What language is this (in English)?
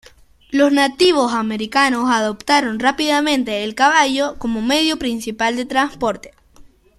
Spanish